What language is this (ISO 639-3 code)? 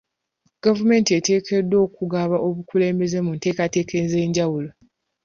lug